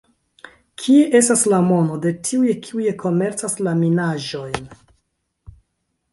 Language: Esperanto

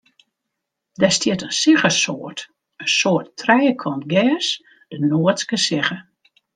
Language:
Western Frisian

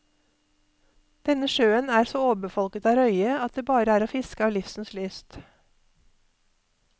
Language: Norwegian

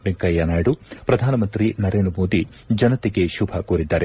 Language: Kannada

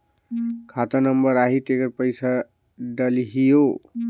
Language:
Chhattisgarhi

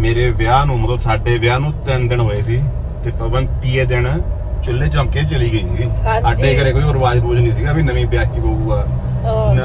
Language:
Punjabi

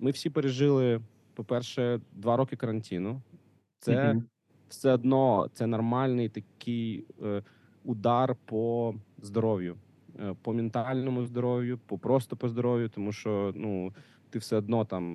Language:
Ukrainian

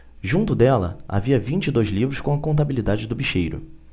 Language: Portuguese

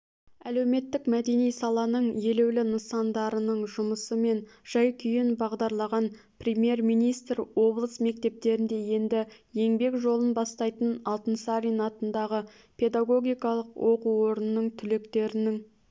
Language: Kazakh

